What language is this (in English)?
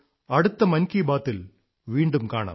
Malayalam